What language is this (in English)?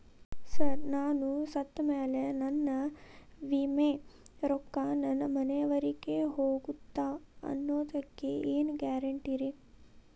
Kannada